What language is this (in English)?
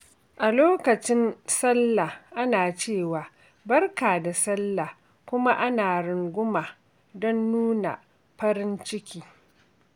Hausa